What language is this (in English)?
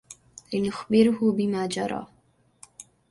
Arabic